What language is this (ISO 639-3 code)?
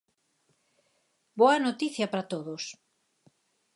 glg